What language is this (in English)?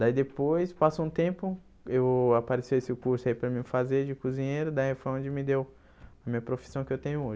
Portuguese